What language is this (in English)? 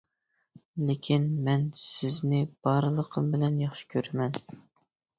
Uyghur